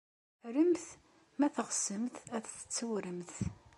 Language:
Kabyle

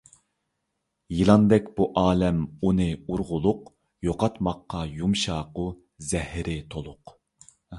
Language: Uyghur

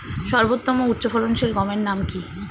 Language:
Bangla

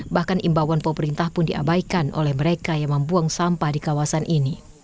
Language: Indonesian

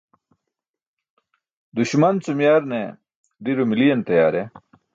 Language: Burushaski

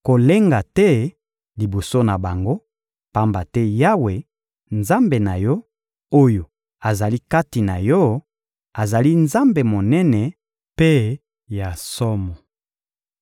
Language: Lingala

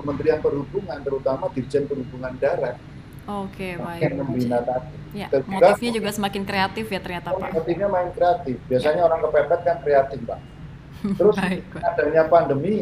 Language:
Indonesian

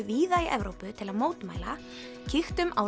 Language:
Icelandic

